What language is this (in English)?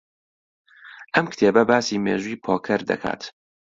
Central Kurdish